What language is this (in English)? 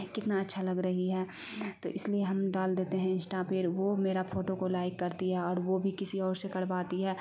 Urdu